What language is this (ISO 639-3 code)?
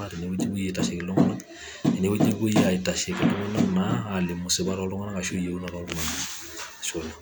mas